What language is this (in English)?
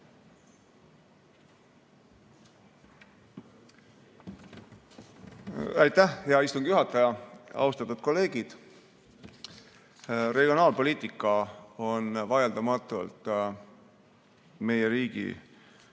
Estonian